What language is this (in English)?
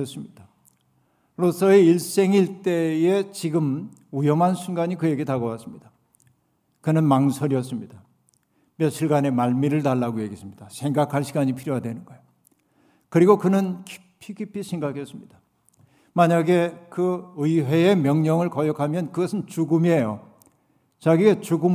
Korean